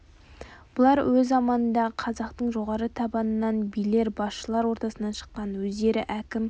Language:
Kazakh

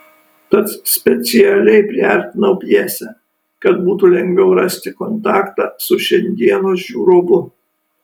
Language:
Lithuanian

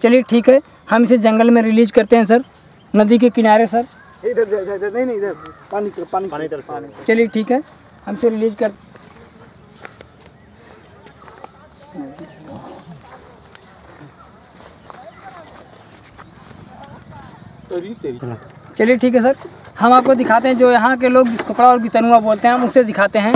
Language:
Hindi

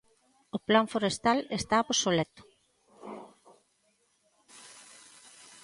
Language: Galician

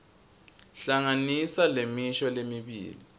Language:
Swati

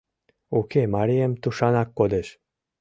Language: Mari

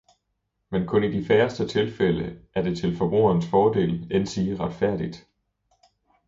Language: Danish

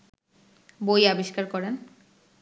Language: Bangla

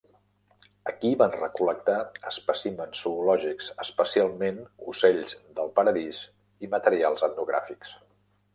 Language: Catalan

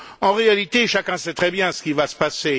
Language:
French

